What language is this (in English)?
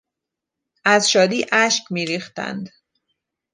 Persian